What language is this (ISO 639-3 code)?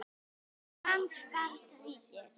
isl